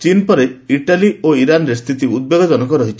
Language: Odia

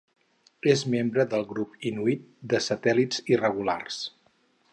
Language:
Catalan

